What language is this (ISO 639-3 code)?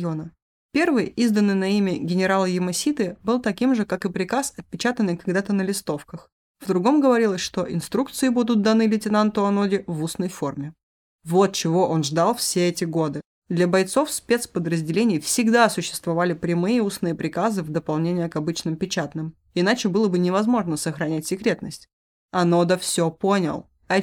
rus